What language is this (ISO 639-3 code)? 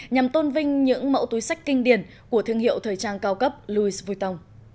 vie